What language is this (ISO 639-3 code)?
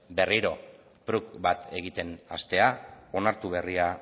eus